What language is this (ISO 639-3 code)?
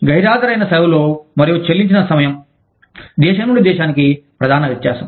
tel